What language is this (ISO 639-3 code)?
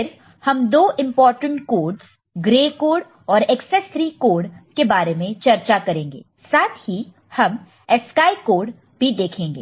hin